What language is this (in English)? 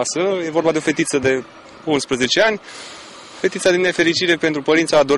Romanian